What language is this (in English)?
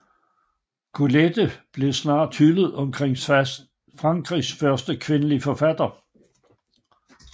Danish